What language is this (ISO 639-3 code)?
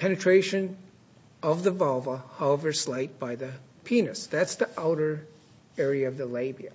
eng